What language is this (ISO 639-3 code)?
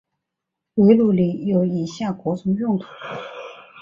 zho